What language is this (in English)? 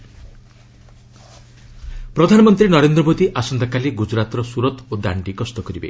Odia